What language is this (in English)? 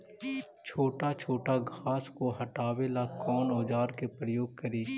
Magahi